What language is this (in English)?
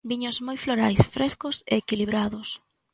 Galician